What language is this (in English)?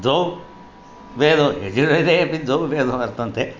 Sanskrit